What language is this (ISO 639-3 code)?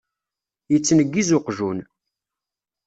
kab